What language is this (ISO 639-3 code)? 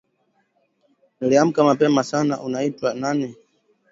swa